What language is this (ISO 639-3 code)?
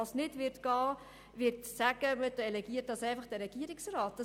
gsw